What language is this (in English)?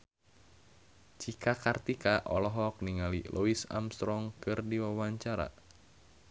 Sundanese